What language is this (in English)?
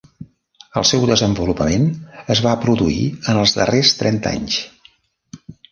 Catalan